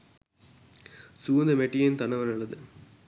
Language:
Sinhala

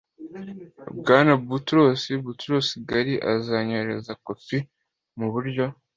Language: Kinyarwanda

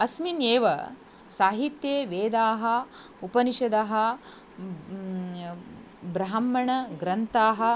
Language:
Sanskrit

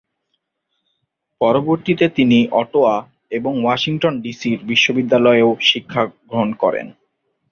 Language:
Bangla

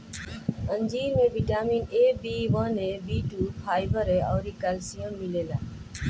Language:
Bhojpuri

